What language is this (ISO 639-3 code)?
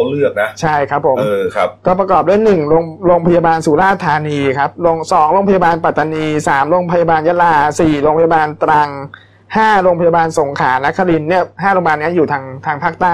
tha